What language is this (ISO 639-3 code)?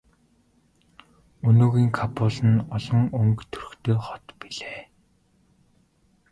mon